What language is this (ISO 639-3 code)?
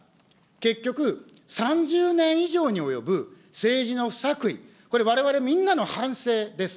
jpn